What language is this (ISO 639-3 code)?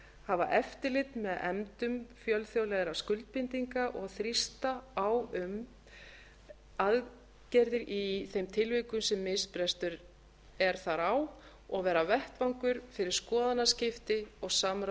isl